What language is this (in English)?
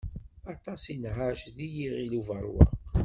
Kabyle